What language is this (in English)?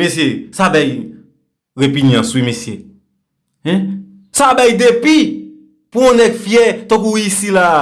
French